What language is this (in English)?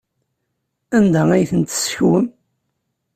Kabyle